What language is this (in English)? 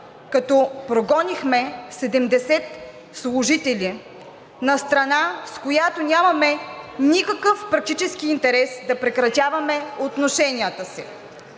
Bulgarian